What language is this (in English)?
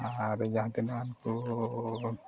Santali